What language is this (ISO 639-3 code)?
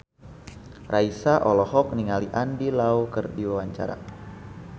sun